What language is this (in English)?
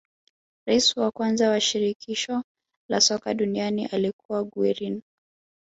Swahili